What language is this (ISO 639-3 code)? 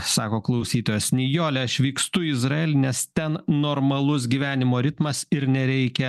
lit